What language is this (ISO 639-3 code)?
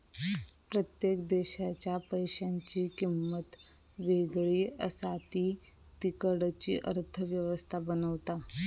mar